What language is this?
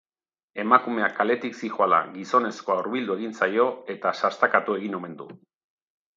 Basque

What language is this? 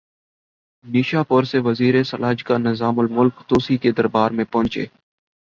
Urdu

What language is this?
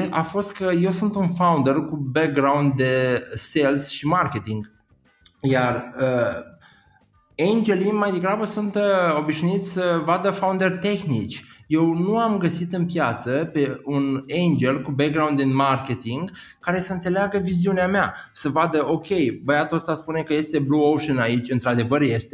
Romanian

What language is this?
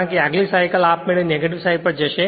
Gujarati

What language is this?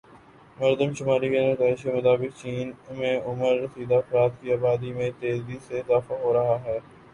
Urdu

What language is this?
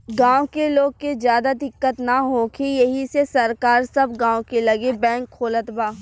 Bhojpuri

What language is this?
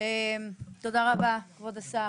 Hebrew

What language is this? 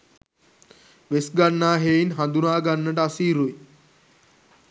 Sinhala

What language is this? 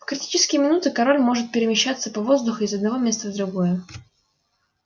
Russian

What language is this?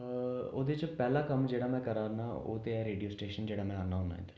Dogri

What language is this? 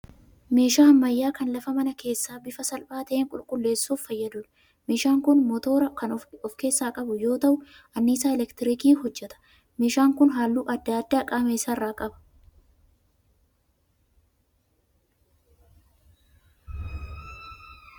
Oromo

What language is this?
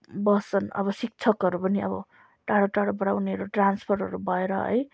Nepali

